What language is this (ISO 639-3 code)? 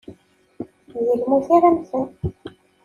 kab